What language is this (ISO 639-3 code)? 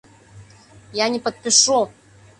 chm